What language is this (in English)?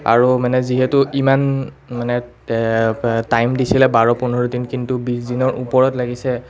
Assamese